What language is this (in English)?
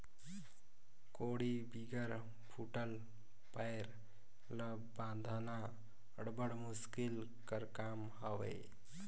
Chhattisgarhi